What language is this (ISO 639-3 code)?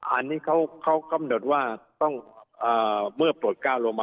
tha